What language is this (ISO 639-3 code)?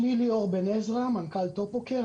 heb